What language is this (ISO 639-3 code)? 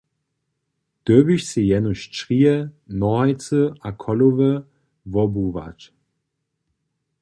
hsb